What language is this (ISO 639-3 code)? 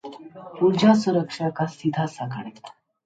hin